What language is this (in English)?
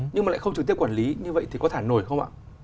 Vietnamese